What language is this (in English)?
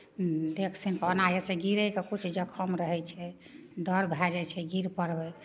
Maithili